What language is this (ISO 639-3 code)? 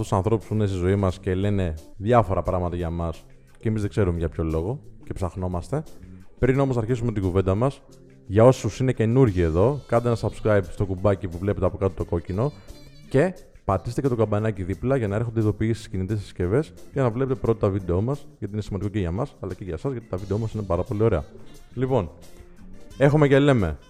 ell